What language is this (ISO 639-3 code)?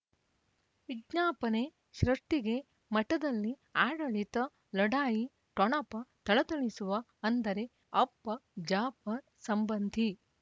kan